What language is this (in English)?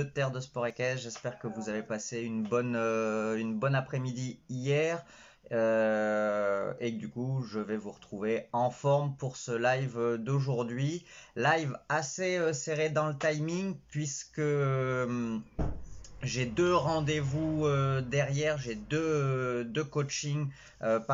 French